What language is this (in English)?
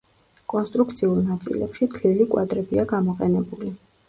Georgian